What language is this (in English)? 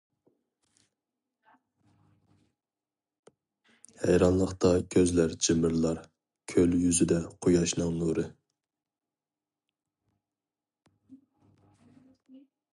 Uyghur